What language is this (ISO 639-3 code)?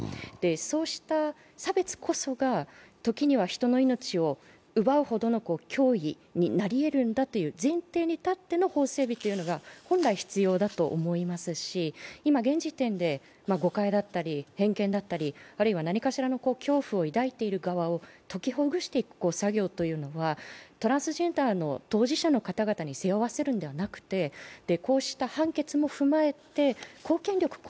jpn